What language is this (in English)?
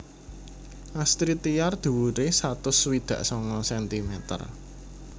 Javanese